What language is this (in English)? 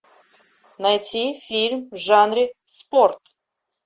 Russian